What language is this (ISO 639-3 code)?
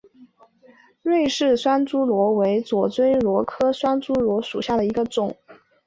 zho